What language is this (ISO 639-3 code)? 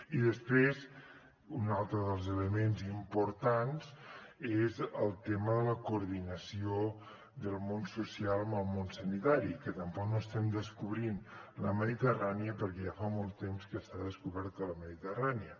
cat